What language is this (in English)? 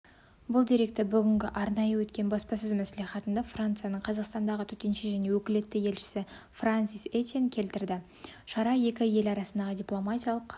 Kazakh